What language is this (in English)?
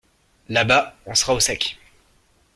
French